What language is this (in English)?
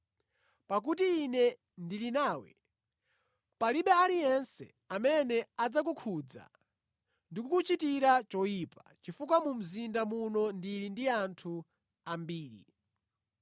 Nyanja